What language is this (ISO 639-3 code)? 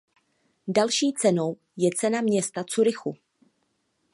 ces